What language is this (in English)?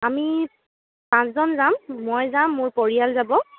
Assamese